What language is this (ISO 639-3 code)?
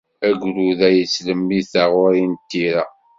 kab